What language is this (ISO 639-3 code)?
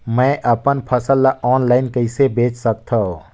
hne